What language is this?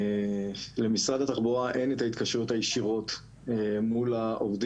Hebrew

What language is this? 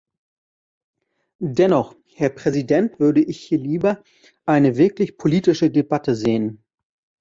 German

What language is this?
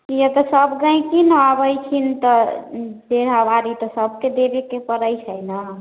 Maithili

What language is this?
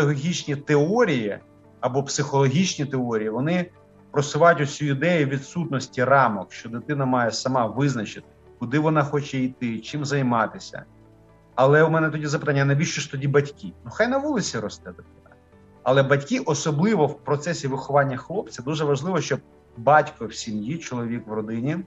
Ukrainian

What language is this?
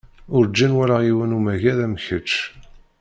Kabyle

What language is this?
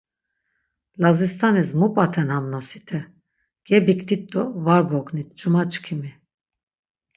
Laz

